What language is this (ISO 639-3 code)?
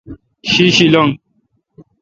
xka